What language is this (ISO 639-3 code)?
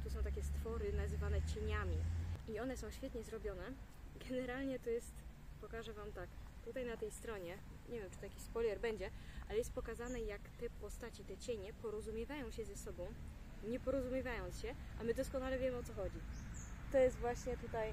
pol